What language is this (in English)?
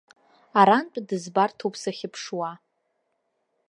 Abkhazian